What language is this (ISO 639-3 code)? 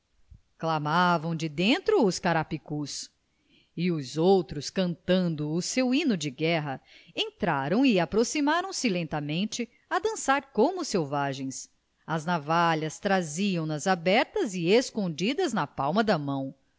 por